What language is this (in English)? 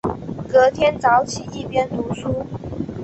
Chinese